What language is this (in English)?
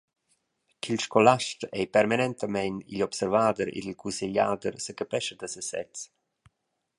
Romansh